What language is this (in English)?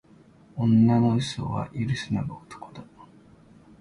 Japanese